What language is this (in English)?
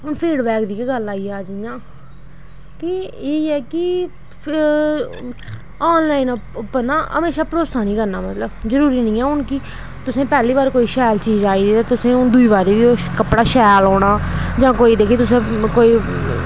Dogri